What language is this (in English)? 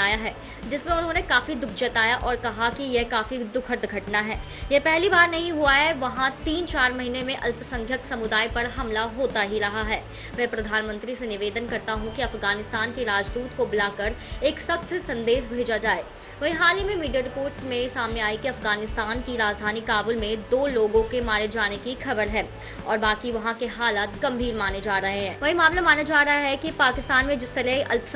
Hindi